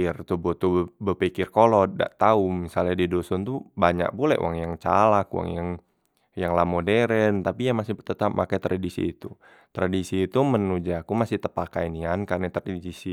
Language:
Musi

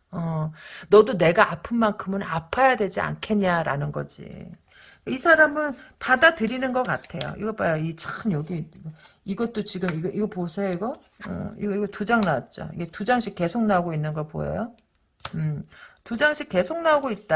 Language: Korean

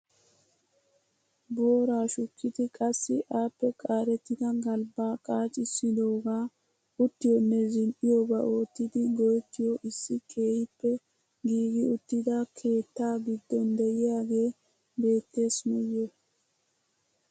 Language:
Wolaytta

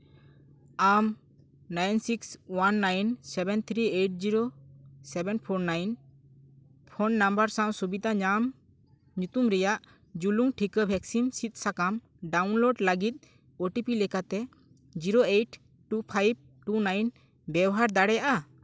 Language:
Santali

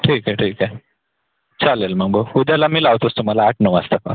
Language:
Marathi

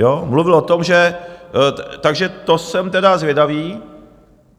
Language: Czech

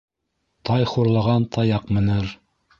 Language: Bashkir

